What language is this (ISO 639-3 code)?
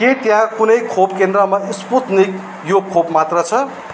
nep